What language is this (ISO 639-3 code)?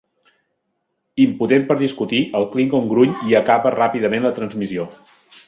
cat